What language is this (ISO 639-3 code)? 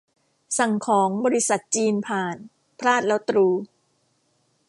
tha